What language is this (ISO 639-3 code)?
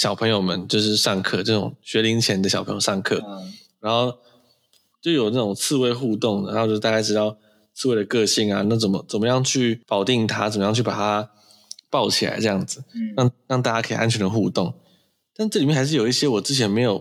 zho